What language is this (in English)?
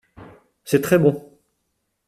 French